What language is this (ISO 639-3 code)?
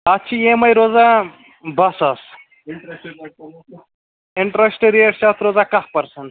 kas